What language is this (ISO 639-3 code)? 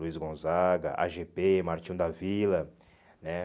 por